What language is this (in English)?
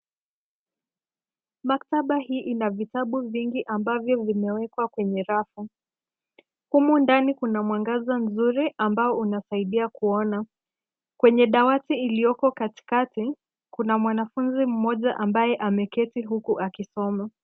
Swahili